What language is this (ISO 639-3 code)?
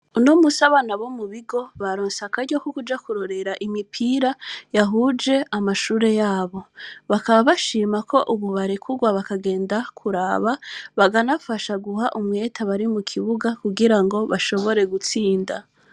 run